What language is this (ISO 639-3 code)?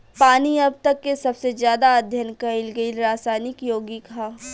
bho